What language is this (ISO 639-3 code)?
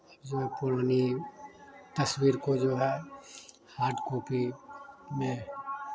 hin